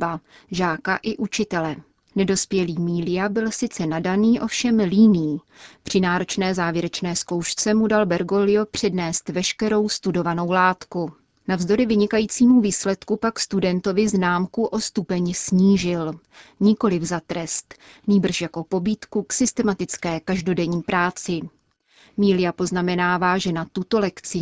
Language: Czech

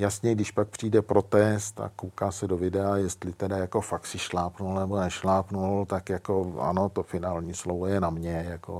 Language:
Czech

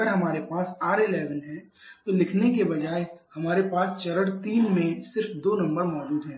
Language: Hindi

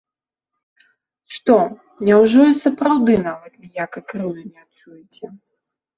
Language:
Belarusian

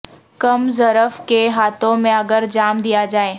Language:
Urdu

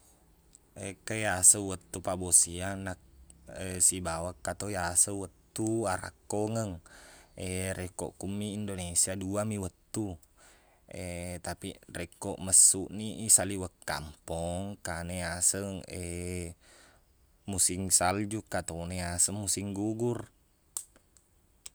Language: Buginese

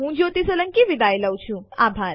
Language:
Gujarati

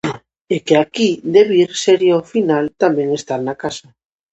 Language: Galician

